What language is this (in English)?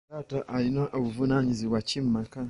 Ganda